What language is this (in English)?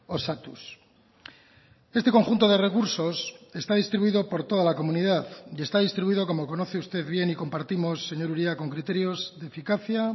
Spanish